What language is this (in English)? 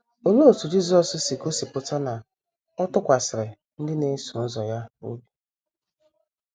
Igbo